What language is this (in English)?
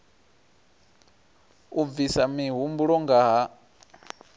Venda